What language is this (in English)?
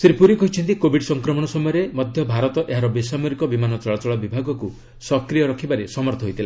Odia